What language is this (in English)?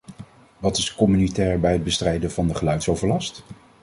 Dutch